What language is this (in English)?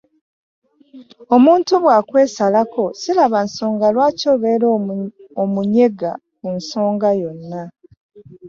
Ganda